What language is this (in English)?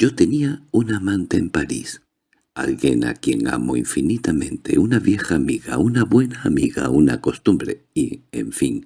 Spanish